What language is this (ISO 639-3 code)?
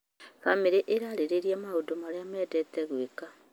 kik